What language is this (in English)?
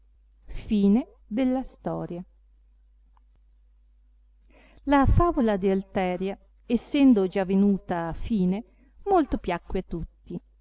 Italian